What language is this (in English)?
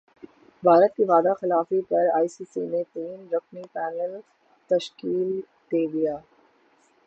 Urdu